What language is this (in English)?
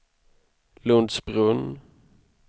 Swedish